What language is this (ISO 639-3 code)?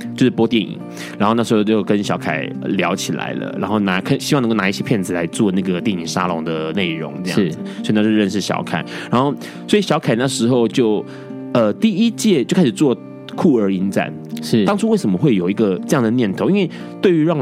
zho